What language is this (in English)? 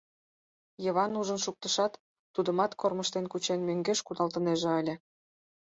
Mari